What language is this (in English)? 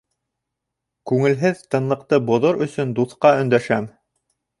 Bashkir